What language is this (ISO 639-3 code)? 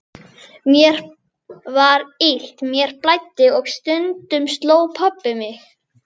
isl